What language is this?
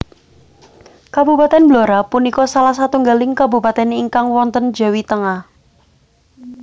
Javanese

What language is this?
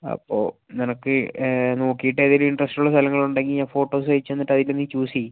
Malayalam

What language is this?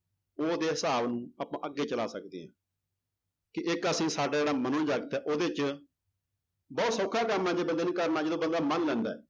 Punjabi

